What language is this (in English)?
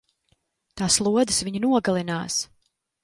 Latvian